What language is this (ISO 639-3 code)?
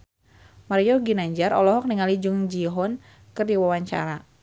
sun